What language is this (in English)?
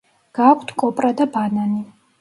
Georgian